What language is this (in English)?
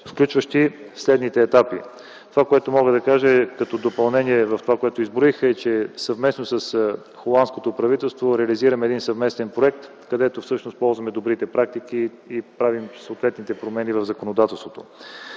Bulgarian